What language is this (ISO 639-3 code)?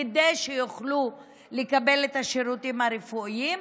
heb